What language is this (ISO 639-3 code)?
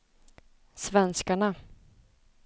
swe